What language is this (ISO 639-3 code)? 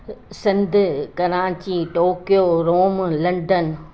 snd